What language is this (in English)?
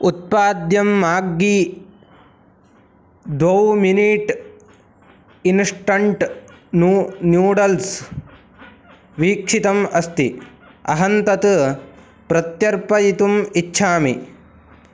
Sanskrit